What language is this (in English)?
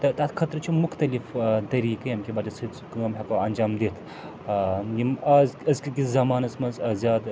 Kashmiri